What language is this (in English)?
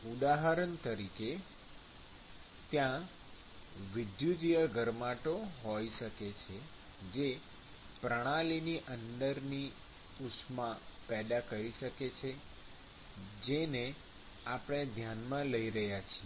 Gujarati